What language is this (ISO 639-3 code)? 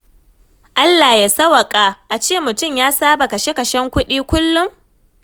hau